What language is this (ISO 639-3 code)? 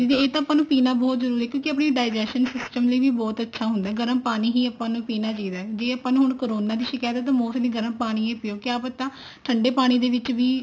pan